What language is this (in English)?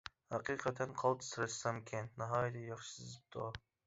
Uyghur